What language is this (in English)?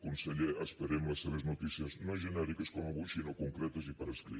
Catalan